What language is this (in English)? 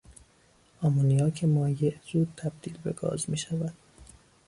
Persian